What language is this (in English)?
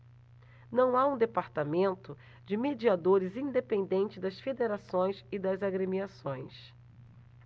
Portuguese